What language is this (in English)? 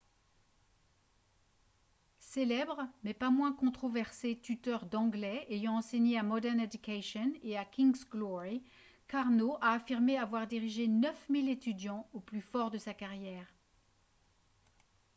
French